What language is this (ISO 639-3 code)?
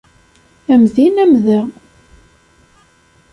kab